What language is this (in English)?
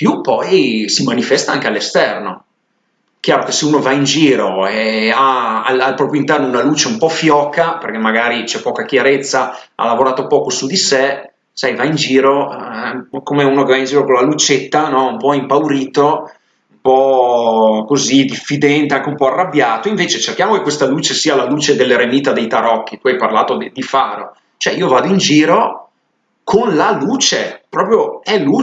Italian